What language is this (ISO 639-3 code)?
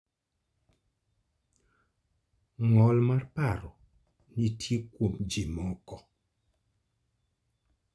luo